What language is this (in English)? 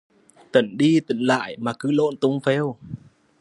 Vietnamese